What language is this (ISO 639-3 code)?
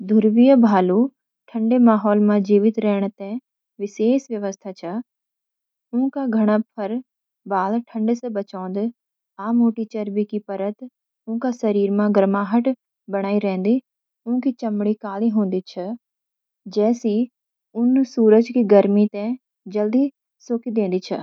gbm